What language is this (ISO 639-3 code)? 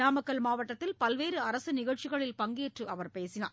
tam